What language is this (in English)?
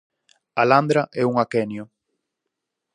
Galician